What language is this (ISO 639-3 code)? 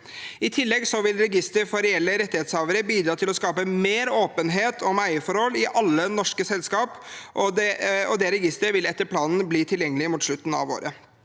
nor